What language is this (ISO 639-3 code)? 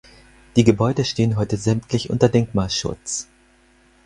deu